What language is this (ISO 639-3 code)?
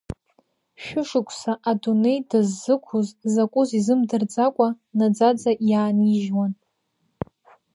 abk